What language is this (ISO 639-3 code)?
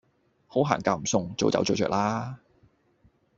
yue